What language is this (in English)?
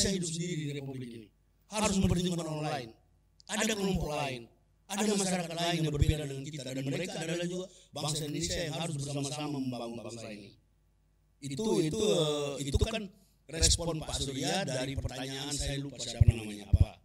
Indonesian